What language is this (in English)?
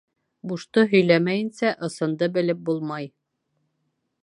Bashkir